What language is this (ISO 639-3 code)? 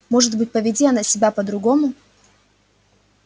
rus